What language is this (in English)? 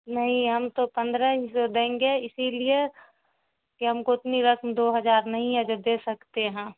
Urdu